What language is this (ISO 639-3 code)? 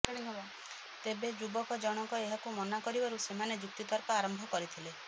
ori